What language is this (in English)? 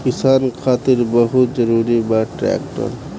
Bhojpuri